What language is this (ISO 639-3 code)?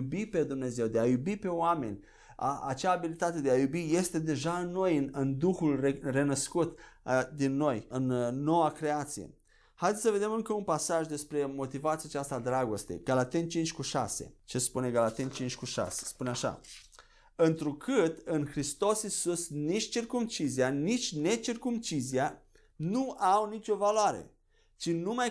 ron